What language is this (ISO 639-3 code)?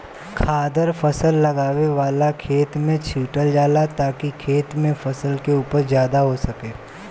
bho